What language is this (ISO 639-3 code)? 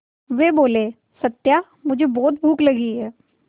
hin